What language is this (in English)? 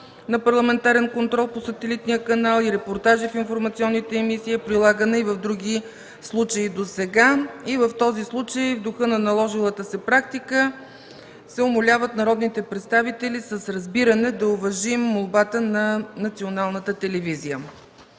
Bulgarian